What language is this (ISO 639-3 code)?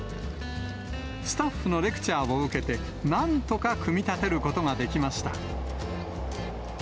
jpn